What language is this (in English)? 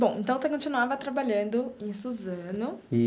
Portuguese